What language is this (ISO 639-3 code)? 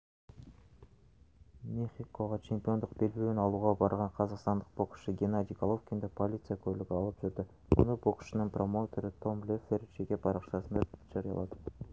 kaz